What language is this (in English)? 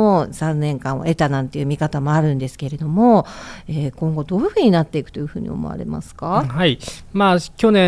Japanese